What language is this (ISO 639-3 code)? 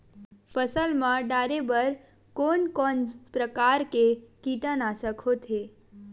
hne